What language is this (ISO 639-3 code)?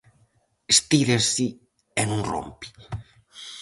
glg